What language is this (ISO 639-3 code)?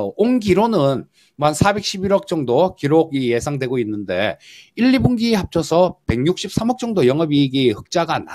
kor